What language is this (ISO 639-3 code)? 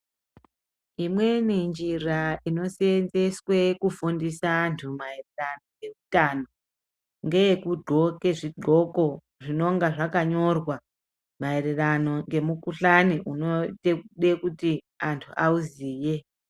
ndc